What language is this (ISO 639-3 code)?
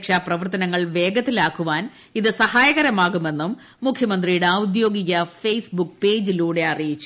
mal